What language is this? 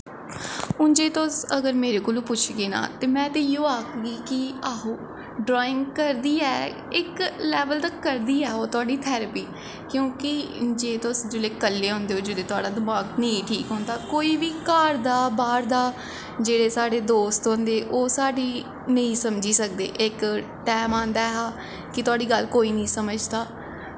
Dogri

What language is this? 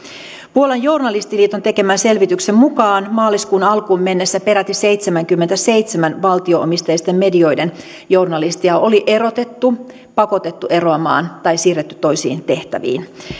Finnish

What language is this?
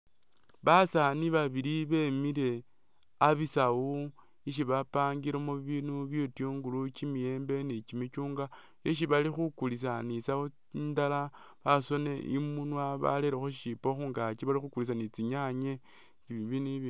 Masaaba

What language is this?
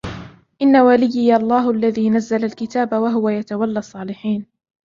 Arabic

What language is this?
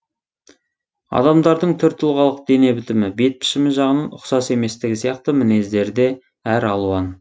Kazakh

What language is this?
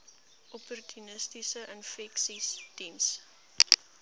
Afrikaans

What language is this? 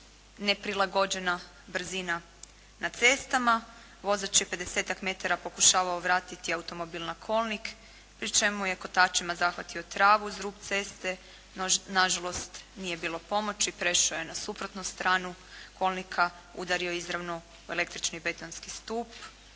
Croatian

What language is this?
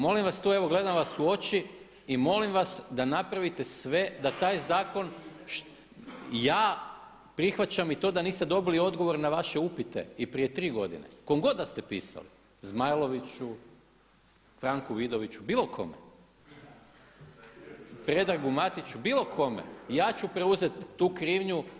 Croatian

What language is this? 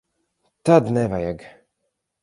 Latvian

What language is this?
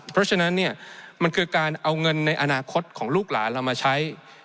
Thai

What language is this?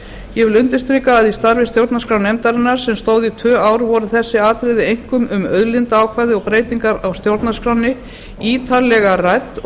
Icelandic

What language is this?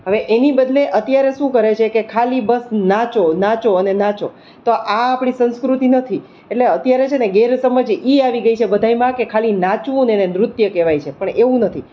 Gujarati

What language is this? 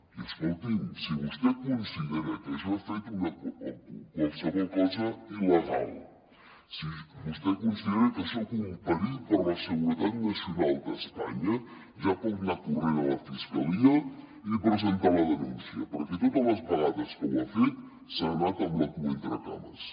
Catalan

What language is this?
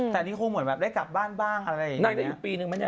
Thai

